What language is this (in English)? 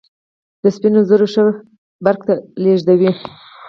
Pashto